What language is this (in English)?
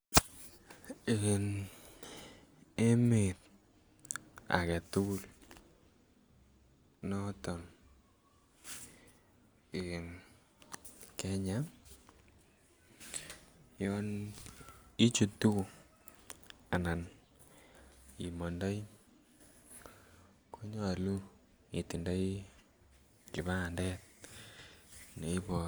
Kalenjin